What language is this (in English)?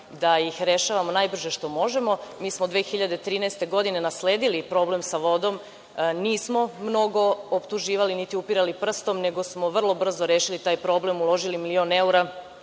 Serbian